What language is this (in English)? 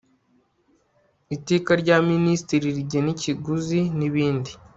Kinyarwanda